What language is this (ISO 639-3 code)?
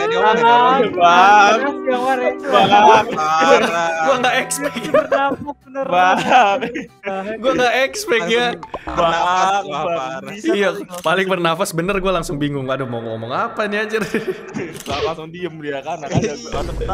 ind